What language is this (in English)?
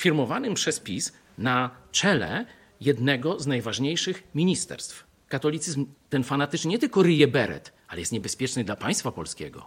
Polish